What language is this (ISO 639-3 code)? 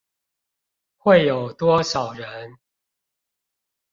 zho